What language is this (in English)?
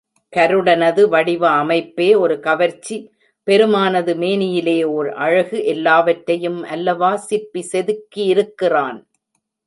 Tamil